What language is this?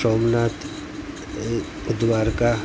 Gujarati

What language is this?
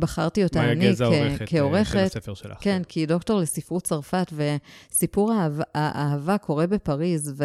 Hebrew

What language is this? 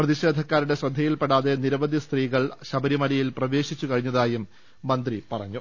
Malayalam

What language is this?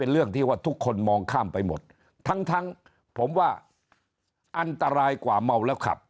Thai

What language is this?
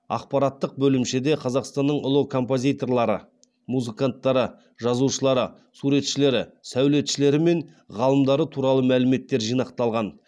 Kazakh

